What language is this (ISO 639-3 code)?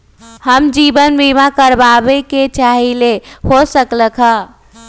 mag